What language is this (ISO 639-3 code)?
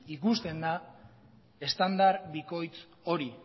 eus